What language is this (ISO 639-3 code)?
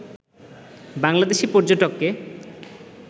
ben